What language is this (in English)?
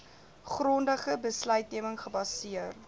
Afrikaans